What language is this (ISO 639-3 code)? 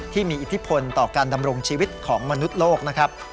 tha